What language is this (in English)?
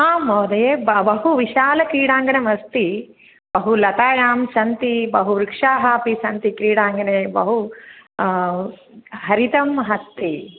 Sanskrit